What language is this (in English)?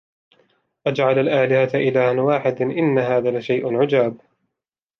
Arabic